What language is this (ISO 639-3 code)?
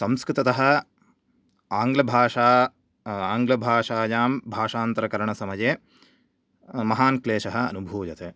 san